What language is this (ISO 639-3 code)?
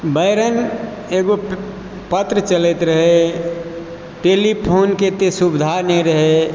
mai